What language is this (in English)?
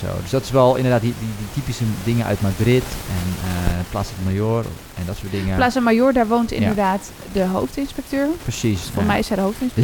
Dutch